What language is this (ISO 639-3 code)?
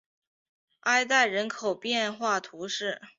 zho